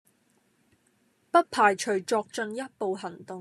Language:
Cantonese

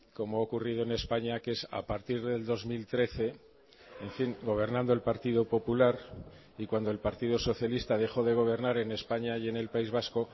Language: Spanish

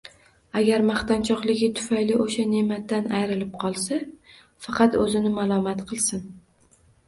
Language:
Uzbek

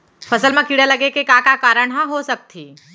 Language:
Chhattisgarhi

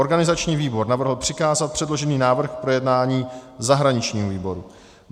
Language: Czech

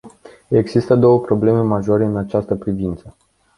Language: Romanian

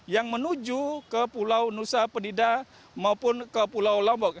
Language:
Indonesian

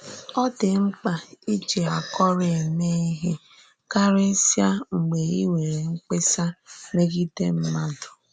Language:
Igbo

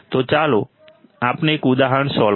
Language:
Gujarati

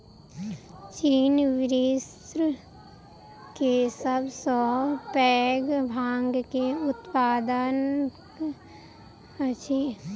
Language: Maithili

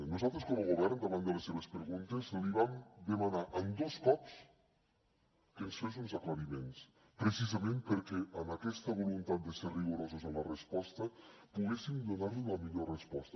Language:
Catalan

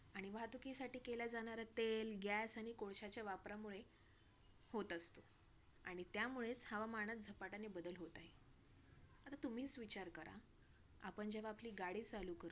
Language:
Marathi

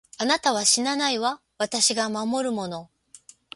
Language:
Japanese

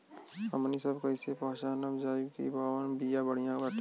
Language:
Bhojpuri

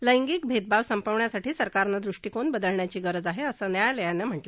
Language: Marathi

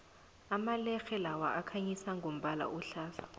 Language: South Ndebele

